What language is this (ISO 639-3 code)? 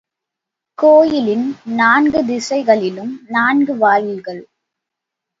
tam